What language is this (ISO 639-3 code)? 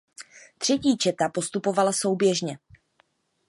ces